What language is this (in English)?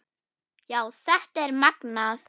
Icelandic